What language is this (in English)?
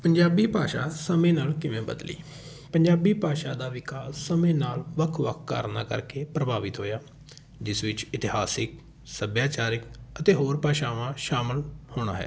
Punjabi